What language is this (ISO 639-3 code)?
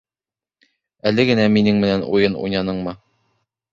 bak